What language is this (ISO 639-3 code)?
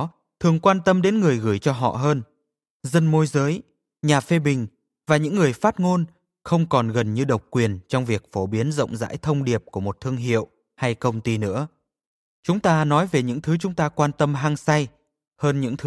vie